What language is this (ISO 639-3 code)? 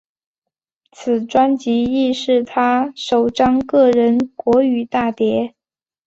zho